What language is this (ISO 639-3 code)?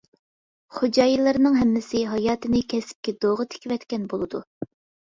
uig